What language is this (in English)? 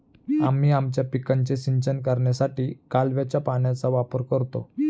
Marathi